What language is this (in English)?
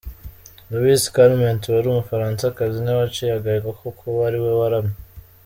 Kinyarwanda